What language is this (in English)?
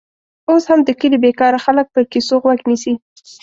Pashto